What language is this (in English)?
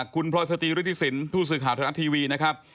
Thai